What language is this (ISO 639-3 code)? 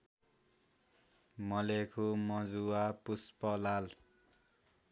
nep